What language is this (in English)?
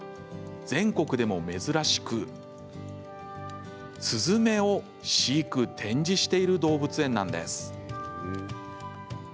Japanese